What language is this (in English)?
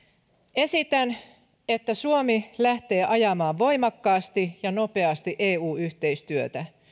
Finnish